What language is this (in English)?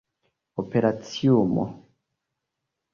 Esperanto